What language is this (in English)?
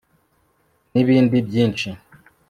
Kinyarwanda